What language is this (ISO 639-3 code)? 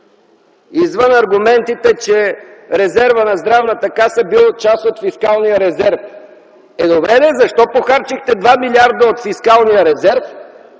bul